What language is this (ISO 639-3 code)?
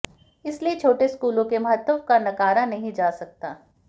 hin